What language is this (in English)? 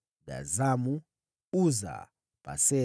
Swahili